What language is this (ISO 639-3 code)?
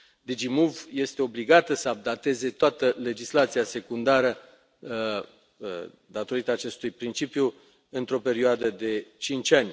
ron